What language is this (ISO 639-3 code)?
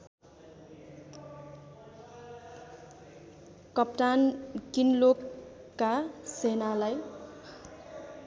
nep